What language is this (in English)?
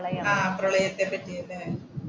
Malayalam